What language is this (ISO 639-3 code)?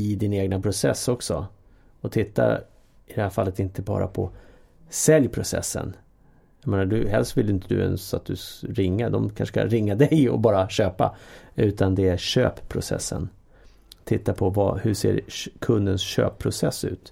swe